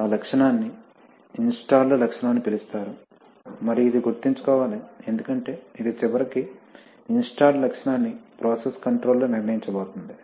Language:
Telugu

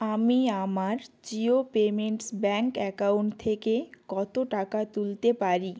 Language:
Bangla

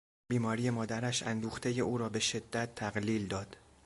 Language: Persian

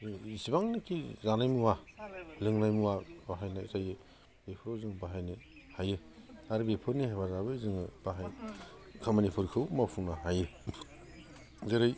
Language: Bodo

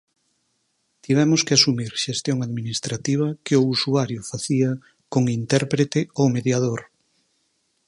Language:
Galician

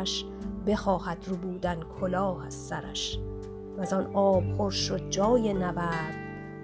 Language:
Persian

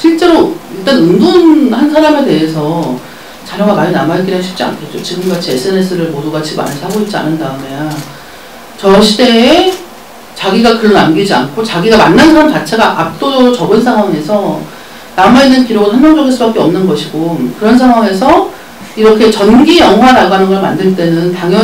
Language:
Korean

